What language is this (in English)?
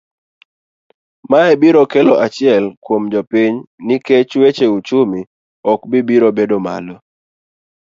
Luo (Kenya and Tanzania)